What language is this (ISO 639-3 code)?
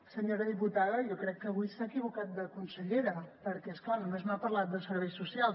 cat